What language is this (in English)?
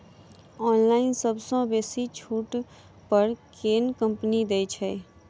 Maithili